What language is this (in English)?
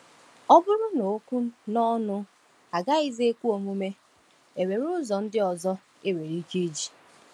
Igbo